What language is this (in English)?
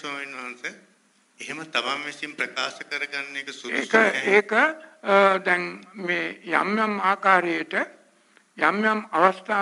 Arabic